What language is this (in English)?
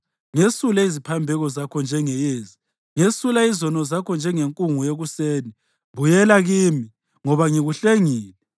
North Ndebele